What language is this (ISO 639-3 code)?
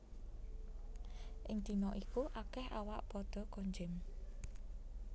jav